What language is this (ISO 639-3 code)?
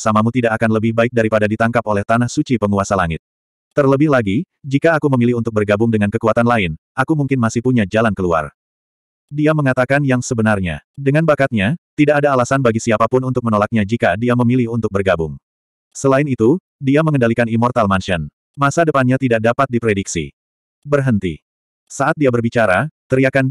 ind